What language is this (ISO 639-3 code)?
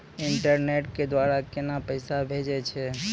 mai